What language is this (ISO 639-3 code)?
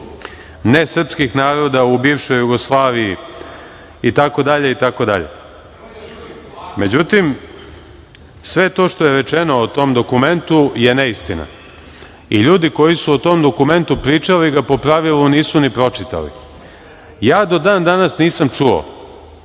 srp